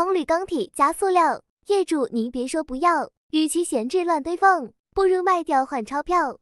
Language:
Chinese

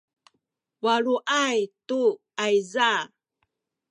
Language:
Sakizaya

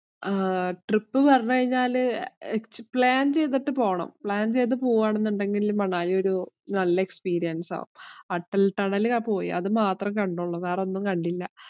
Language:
Malayalam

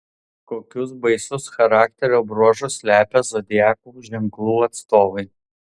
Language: Lithuanian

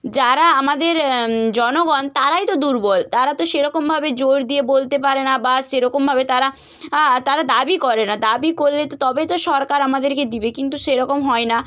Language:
Bangla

